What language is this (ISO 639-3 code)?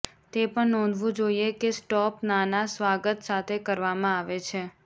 guj